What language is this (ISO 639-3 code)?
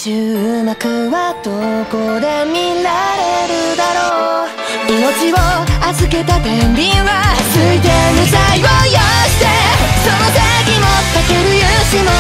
jpn